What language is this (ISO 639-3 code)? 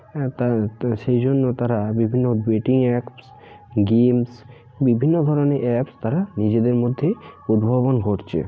ben